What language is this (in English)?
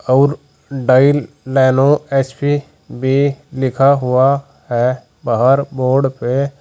Hindi